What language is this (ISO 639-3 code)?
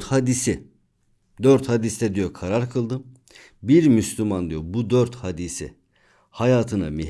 tur